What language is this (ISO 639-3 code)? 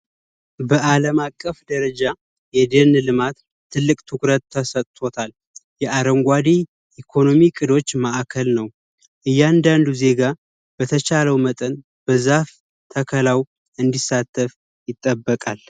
amh